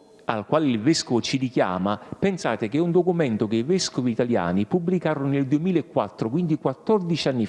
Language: Italian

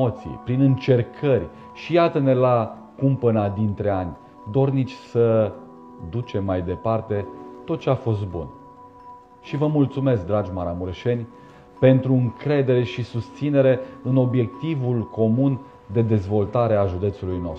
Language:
Romanian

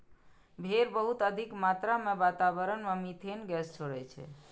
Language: Maithili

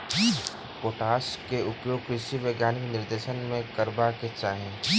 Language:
Maithili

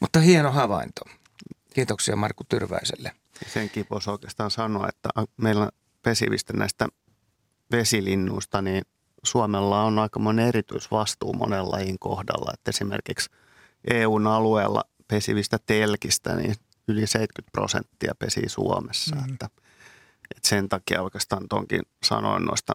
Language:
Finnish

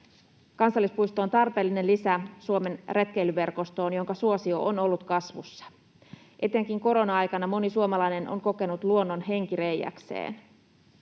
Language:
Finnish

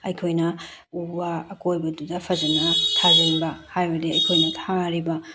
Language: Manipuri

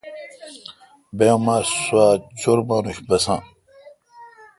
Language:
Kalkoti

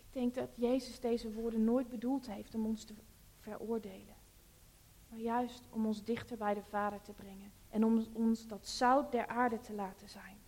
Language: Dutch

